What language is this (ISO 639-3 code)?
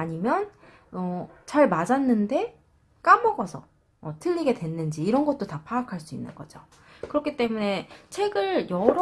kor